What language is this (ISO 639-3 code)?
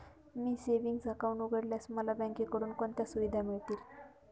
mar